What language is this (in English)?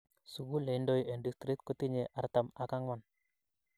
Kalenjin